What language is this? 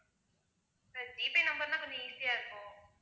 Tamil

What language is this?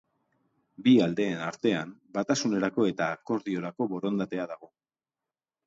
Basque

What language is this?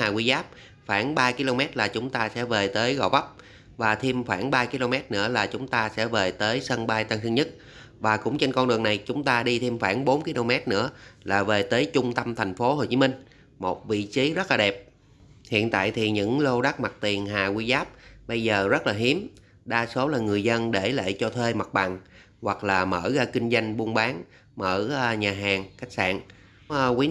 Vietnamese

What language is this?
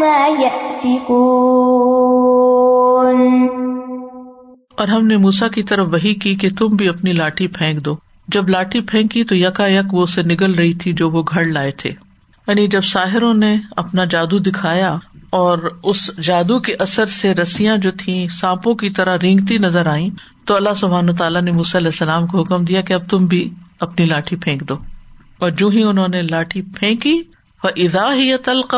Urdu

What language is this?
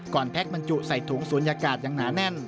Thai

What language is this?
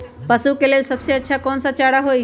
Magahi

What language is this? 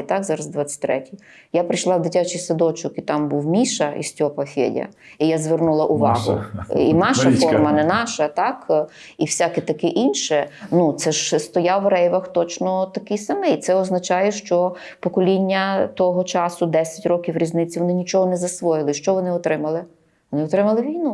Ukrainian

